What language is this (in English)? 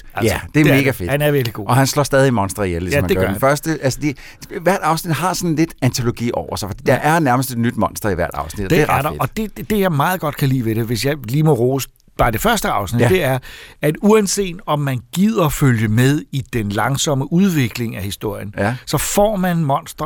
Danish